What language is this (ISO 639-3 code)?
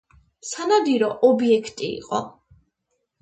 kat